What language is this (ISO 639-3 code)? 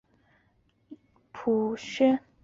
zho